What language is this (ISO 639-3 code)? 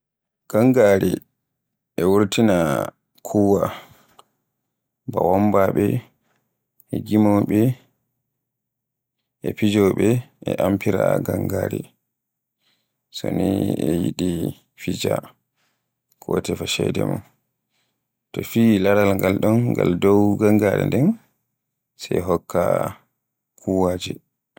fue